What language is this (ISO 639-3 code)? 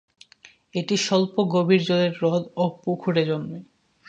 ben